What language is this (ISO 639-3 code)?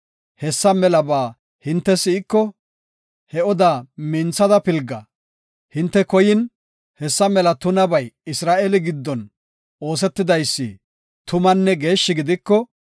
gof